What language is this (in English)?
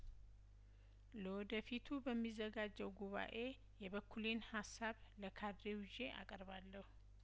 Amharic